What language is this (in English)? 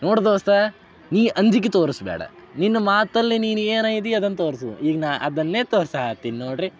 Kannada